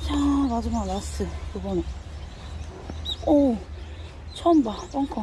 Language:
Korean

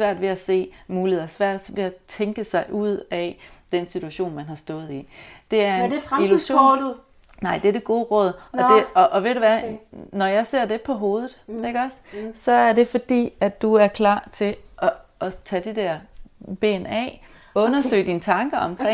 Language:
Danish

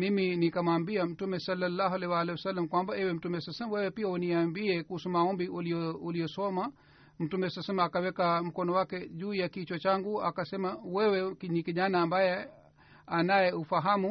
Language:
Swahili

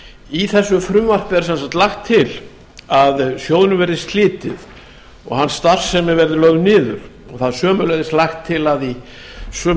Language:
Icelandic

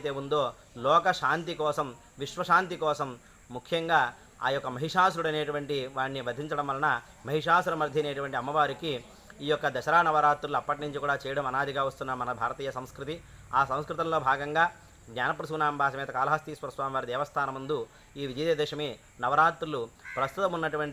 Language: Hindi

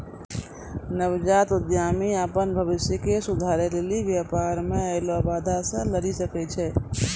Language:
Maithili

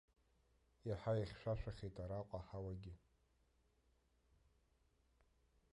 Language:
Abkhazian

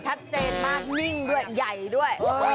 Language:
Thai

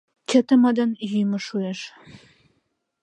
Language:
Mari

